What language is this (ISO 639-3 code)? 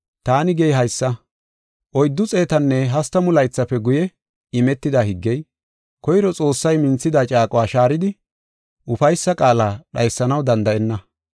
gof